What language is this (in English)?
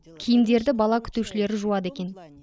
Kazakh